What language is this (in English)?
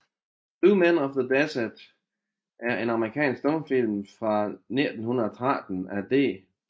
Danish